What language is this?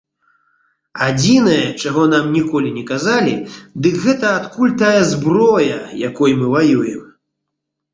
Belarusian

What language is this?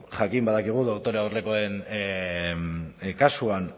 Basque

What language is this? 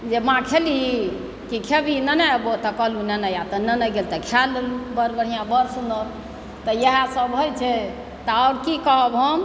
Maithili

